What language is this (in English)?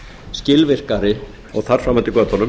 Icelandic